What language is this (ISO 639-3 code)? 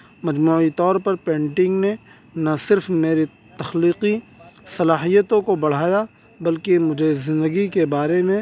urd